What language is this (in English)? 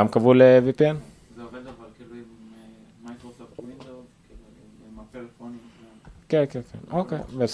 Hebrew